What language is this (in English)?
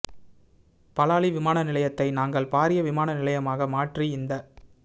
Tamil